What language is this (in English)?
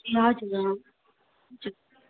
Nepali